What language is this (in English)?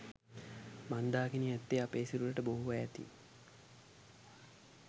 Sinhala